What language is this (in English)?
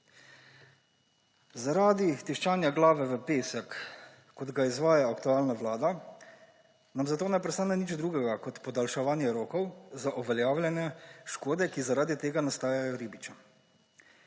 Slovenian